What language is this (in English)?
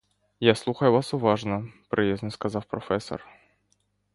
Ukrainian